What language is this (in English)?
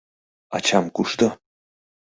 Mari